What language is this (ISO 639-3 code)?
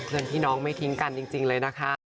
tha